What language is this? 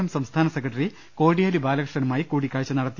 Malayalam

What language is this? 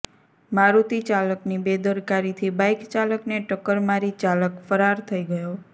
Gujarati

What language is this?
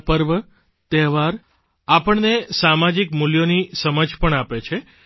Gujarati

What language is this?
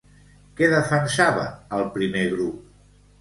Catalan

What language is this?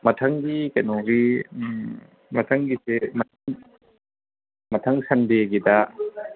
Manipuri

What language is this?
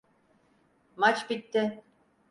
Turkish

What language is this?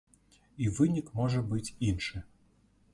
Belarusian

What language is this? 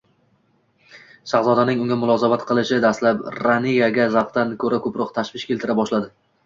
Uzbek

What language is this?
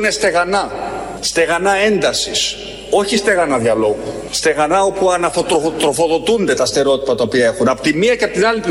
Greek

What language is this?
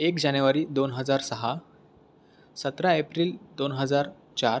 Marathi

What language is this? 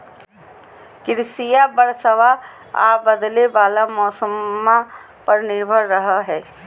Magahi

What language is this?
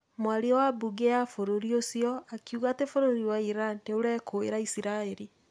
Kikuyu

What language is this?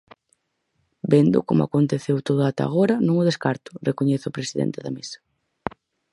Galician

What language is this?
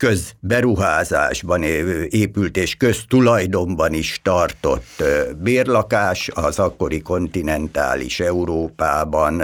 Hungarian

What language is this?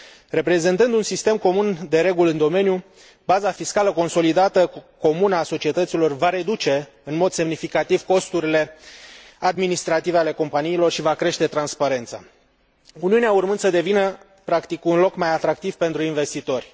Romanian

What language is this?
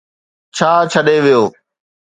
Sindhi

